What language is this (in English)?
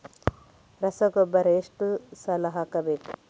Kannada